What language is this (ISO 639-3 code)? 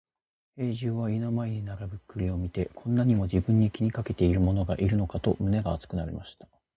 jpn